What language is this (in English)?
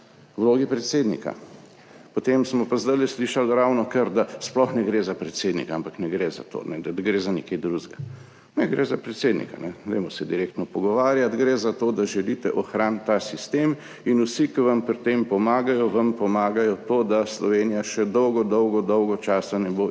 Slovenian